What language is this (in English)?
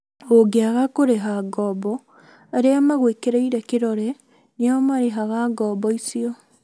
Kikuyu